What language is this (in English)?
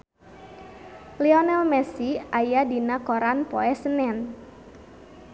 Sundanese